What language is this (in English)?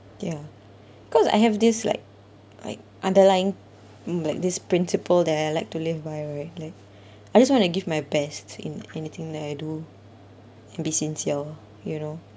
English